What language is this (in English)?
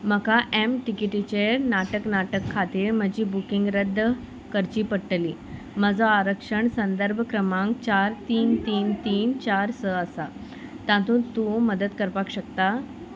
Konkani